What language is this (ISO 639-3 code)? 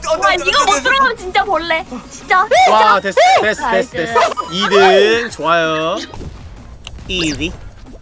kor